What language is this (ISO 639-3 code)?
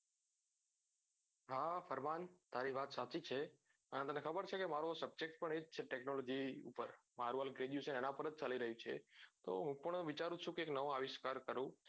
guj